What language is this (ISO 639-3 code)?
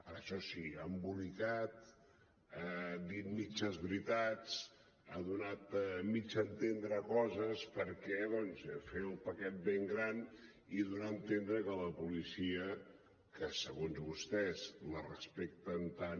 cat